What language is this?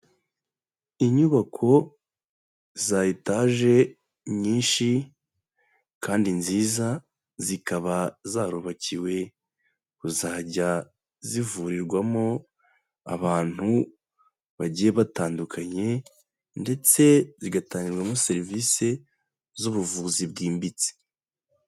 Kinyarwanda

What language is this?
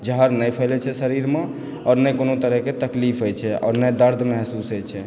Maithili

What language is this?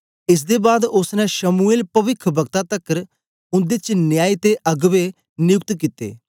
Dogri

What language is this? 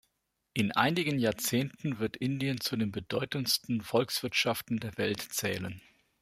German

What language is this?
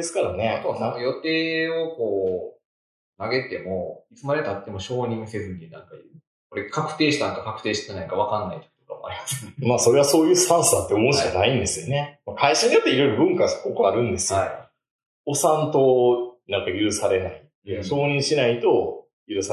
Japanese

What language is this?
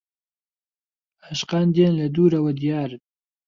Central Kurdish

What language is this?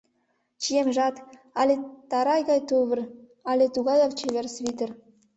Mari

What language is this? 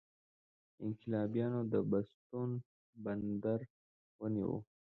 Pashto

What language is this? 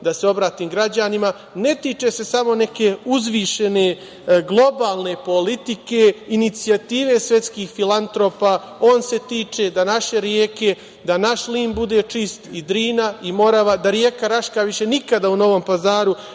Serbian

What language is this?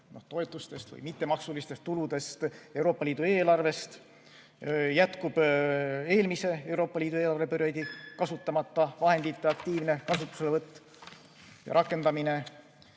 Estonian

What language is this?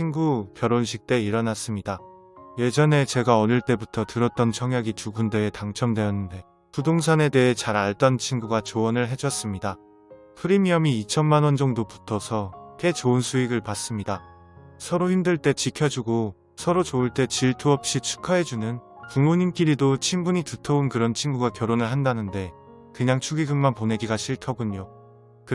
Korean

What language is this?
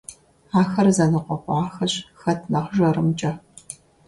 Kabardian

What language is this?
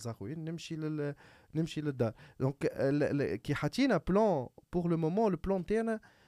Arabic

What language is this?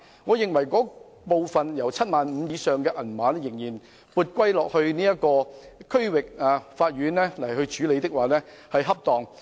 Cantonese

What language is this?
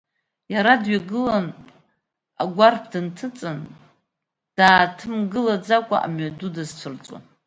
Abkhazian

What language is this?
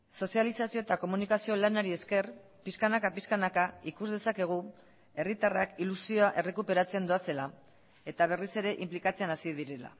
Basque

